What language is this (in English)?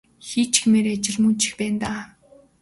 Mongolian